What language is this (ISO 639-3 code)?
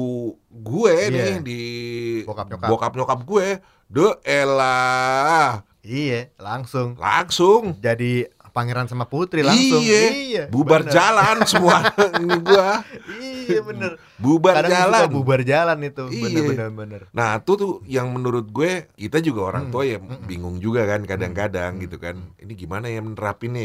ind